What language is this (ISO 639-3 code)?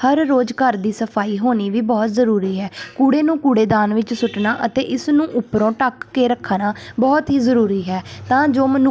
pan